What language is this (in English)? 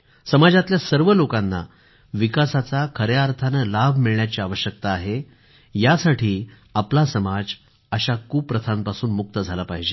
Marathi